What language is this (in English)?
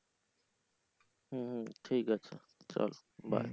Bangla